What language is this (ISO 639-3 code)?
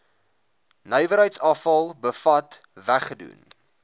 afr